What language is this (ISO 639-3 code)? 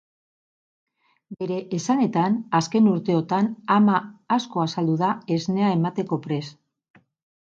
eus